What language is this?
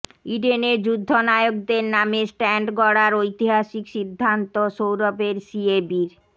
Bangla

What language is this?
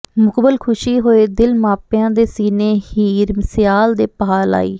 Punjabi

